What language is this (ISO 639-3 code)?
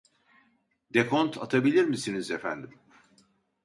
tur